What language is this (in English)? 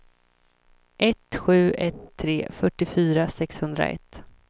Swedish